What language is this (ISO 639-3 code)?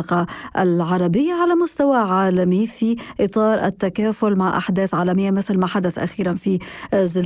ara